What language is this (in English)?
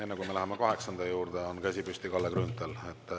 Estonian